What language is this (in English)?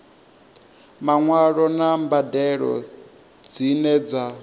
Venda